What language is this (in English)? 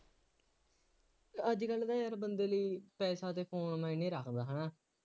Punjabi